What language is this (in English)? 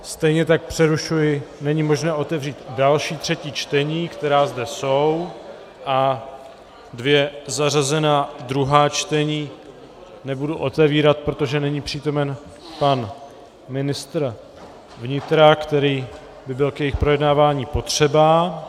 Czech